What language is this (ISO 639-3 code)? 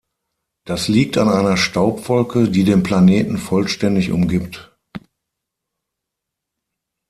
deu